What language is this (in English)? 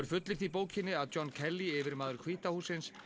Icelandic